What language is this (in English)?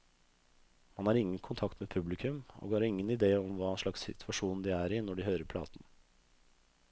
Norwegian